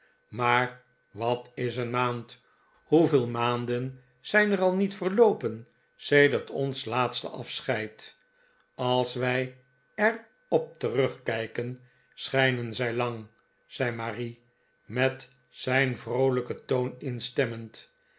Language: Dutch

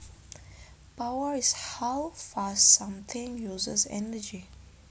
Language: Javanese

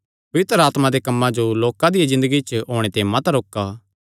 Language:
Kangri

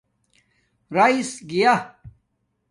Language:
Domaaki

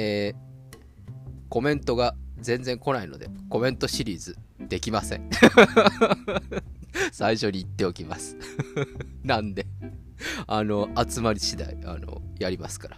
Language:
Japanese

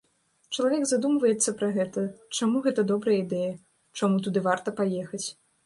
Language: Belarusian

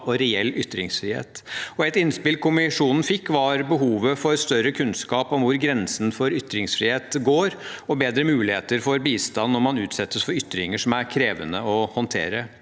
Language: Norwegian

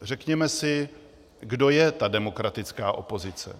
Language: Czech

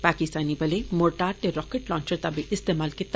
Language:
Dogri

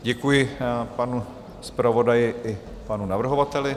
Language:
Czech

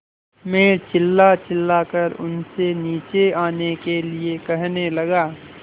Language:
Hindi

